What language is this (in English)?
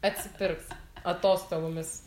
Lithuanian